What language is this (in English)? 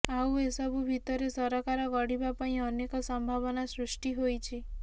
Odia